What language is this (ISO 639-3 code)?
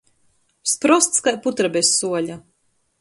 ltg